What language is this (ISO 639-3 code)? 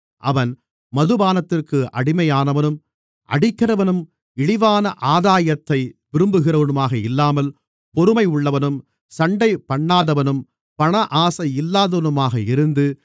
tam